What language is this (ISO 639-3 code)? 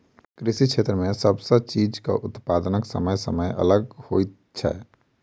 mai